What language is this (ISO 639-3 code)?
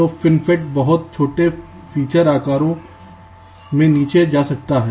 hin